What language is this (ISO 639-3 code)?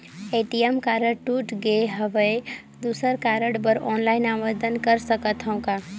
hne